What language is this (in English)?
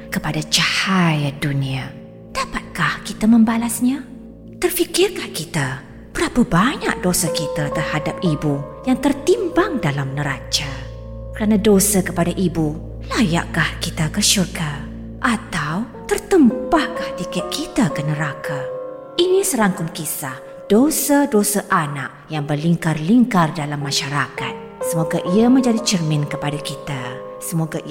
Malay